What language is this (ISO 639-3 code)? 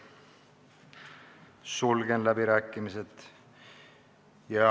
est